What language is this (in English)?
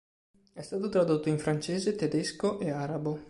Italian